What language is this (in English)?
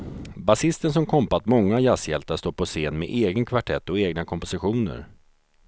Swedish